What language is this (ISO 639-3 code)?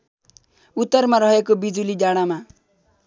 nep